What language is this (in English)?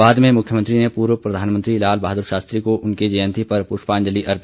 Hindi